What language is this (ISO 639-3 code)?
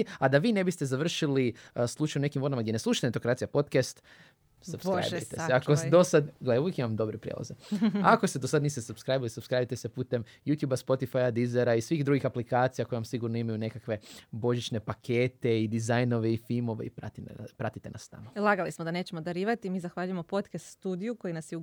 hrv